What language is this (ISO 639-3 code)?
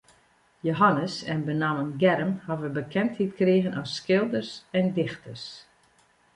fry